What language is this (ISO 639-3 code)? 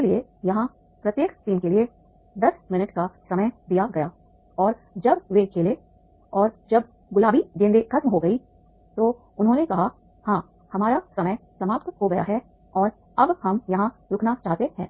hin